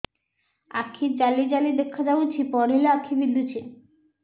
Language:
Odia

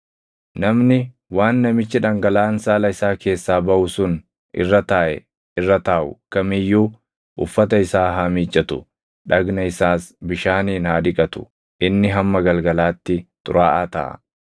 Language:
Oromo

